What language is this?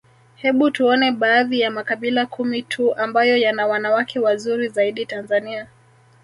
Swahili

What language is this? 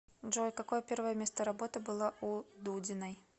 Russian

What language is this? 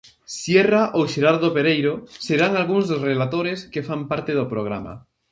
Galician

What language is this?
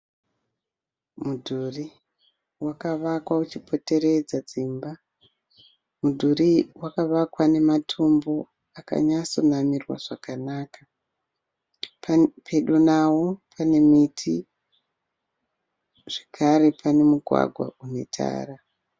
Shona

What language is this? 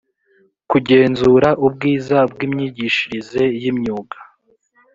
Kinyarwanda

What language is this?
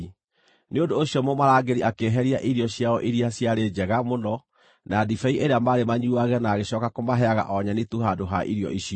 Kikuyu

